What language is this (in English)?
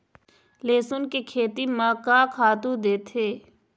Chhattisgarhi